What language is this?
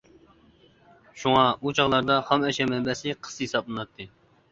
Uyghur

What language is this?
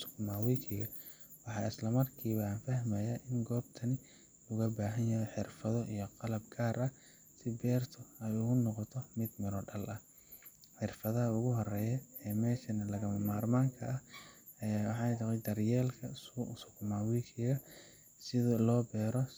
Somali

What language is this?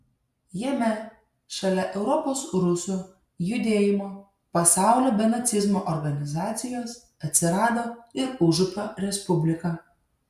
Lithuanian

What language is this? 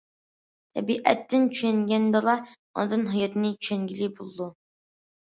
Uyghur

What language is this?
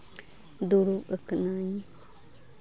Santali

